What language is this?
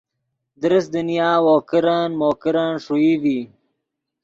Yidgha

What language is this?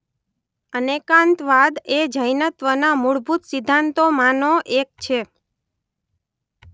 Gujarati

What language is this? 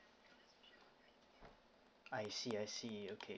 English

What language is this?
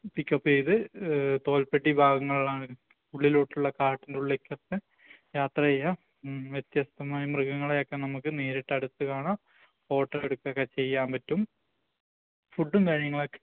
Malayalam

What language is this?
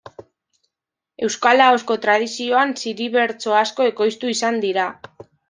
Basque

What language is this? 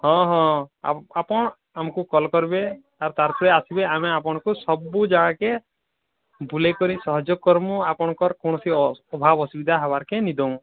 Odia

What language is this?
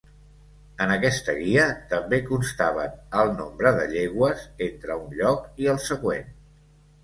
Catalan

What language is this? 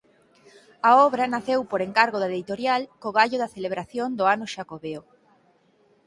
Galician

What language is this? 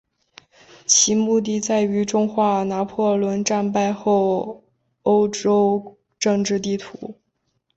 Chinese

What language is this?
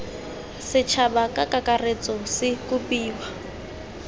Tswana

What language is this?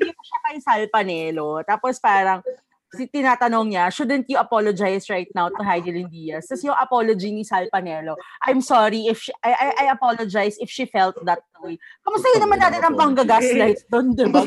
Filipino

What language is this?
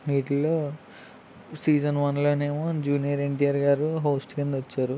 Telugu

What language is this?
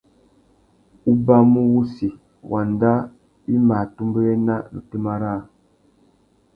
Tuki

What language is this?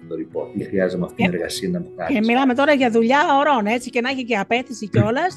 Greek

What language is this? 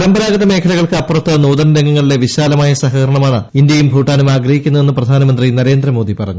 Malayalam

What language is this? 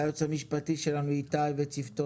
Hebrew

